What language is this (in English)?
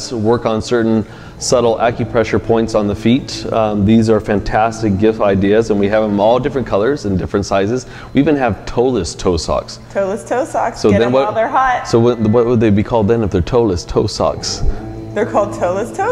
English